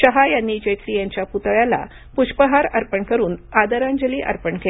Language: Marathi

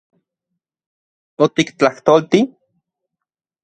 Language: Central Puebla Nahuatl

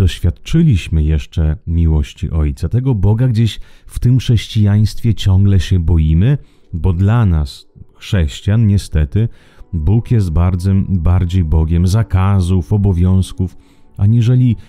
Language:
Polish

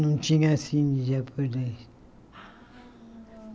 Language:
Portuguese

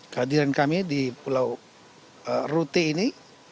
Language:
Indonesian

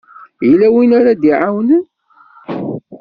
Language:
Kabyle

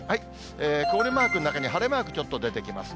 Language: Japanese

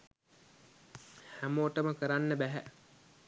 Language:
Sinhala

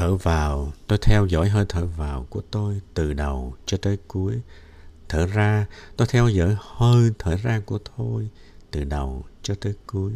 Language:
Vietnamese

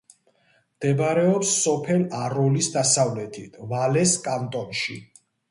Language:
Georgian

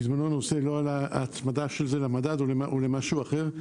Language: Hebrew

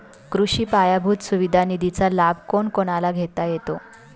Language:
Marathi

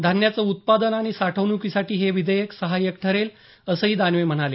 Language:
Marathi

